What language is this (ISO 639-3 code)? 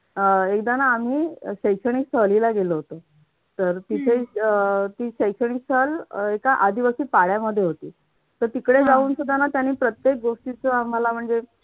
mar